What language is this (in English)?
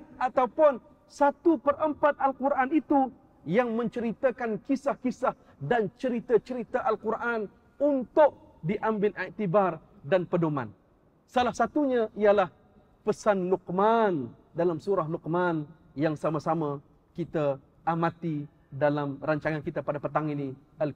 Malay